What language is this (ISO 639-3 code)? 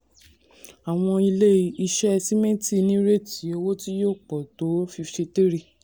yor